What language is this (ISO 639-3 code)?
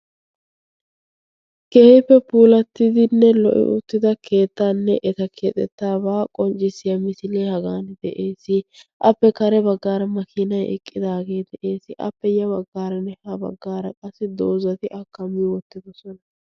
wal